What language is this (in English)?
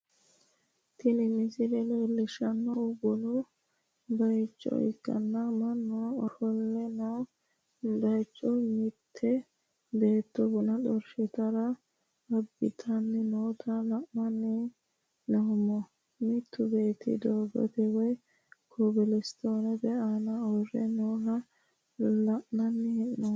Sidamo